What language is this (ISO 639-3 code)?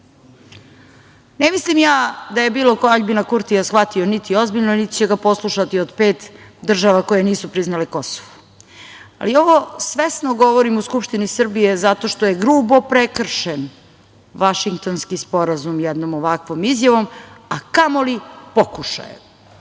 srp